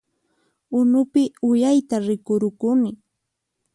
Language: Puno Quechua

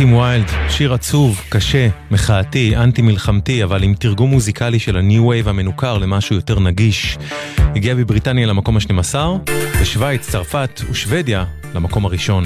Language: Hebrew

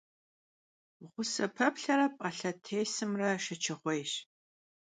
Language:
Kabardian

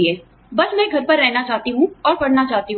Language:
Hindi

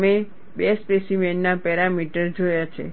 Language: Gujarati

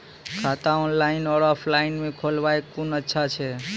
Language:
Maithili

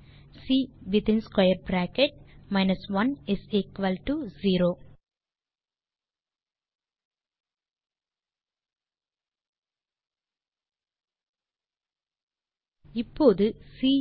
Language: Tamil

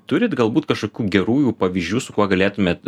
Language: Lithuanian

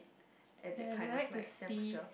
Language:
English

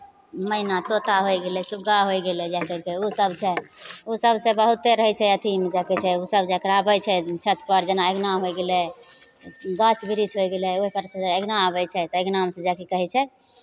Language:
Maithili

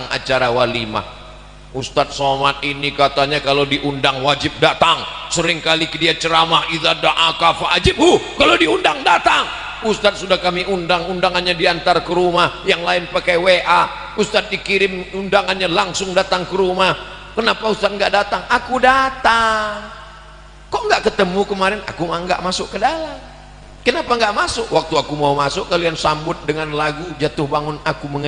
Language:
Indonesian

